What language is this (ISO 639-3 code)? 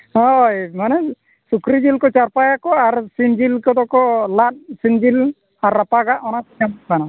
sat